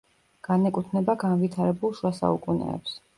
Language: Georgian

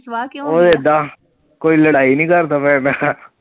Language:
Punjabi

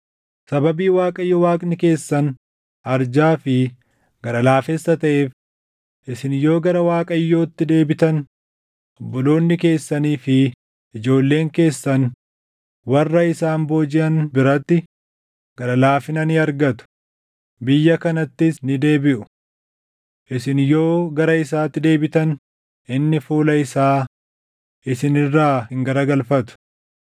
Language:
Oromo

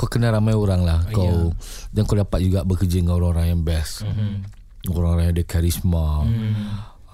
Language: Malay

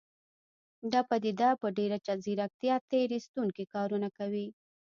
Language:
Pashto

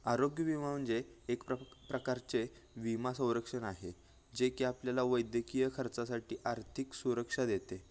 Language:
Marathi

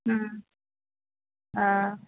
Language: Sindhi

